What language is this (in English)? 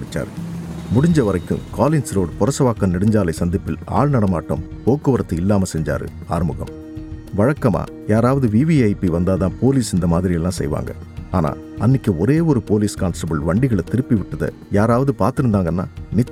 Tamil